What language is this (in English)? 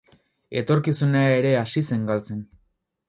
Basque